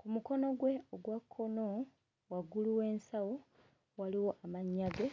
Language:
Ganda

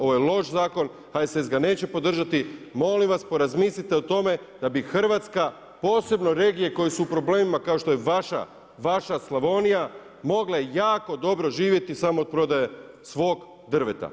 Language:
Croatian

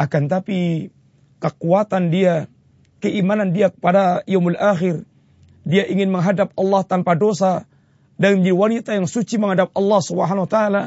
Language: Malay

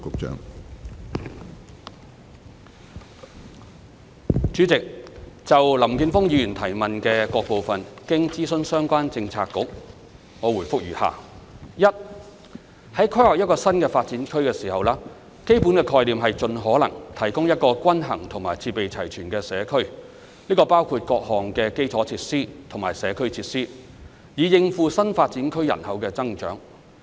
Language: Cantonese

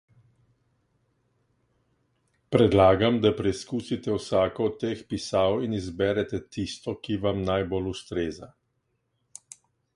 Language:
Slovenian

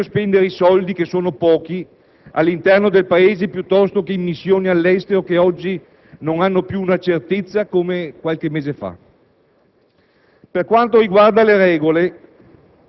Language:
Italian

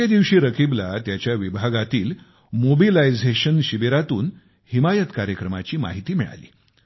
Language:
Marathi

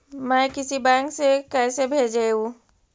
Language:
Magahi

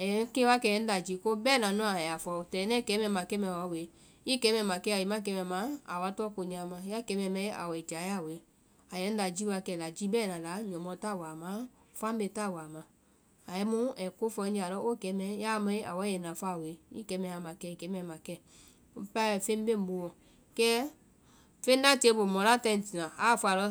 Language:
Vai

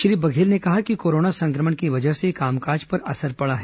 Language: Hindi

